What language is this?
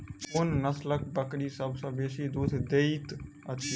Maithili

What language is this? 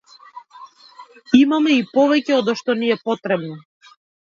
Macedonian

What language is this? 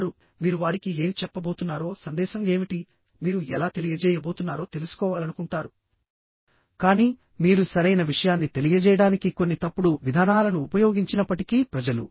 Telugu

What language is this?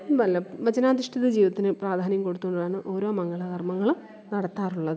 Malayalam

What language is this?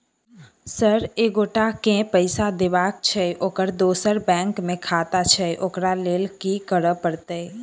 Maithili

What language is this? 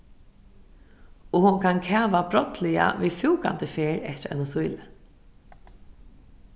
Faroese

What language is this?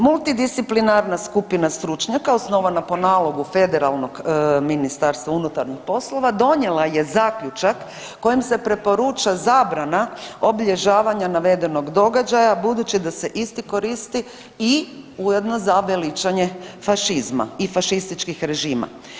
Croatian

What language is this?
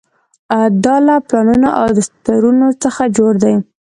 Pashto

